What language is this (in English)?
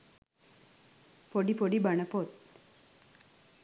Sinhala